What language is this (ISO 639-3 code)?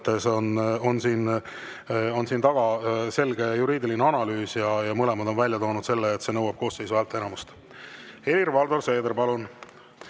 est